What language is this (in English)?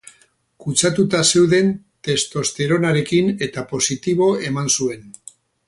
Basque